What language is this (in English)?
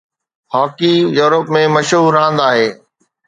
Sindhi